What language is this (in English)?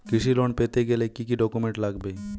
Bangla